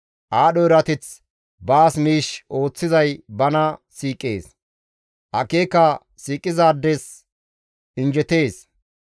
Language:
Gamo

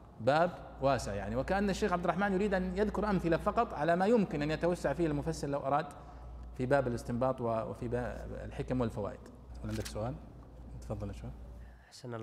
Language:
Arabic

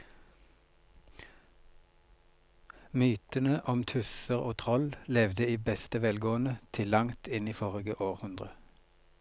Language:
Norwegian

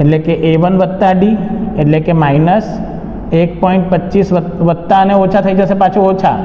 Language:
Hindi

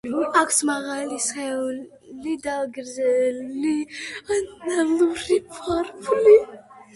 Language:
Georgian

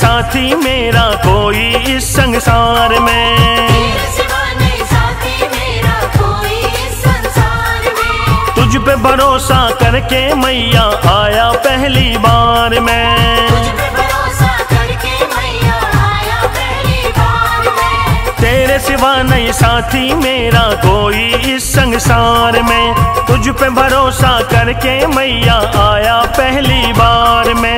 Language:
Hindi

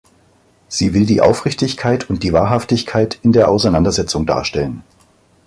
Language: German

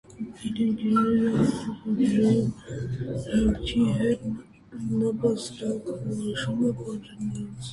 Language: Armenian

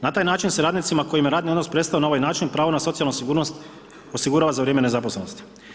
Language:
Croatian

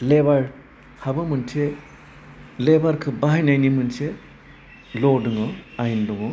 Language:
Bodo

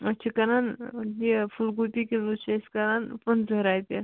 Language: Kashmiri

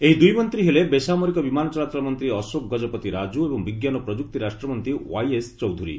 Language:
Odia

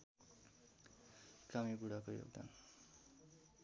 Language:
Nepali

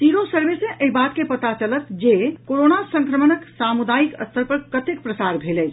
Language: Maithili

